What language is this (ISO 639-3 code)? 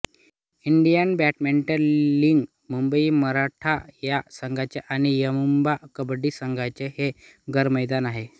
mar